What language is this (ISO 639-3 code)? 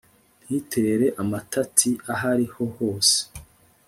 kin